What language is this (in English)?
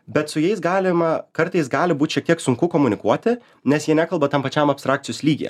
Lithuanian